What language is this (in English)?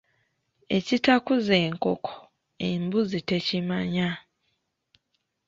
Ganda